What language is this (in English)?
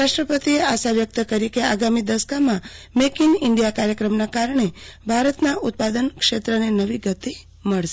Gujarati